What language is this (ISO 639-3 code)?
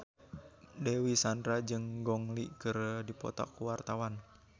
sun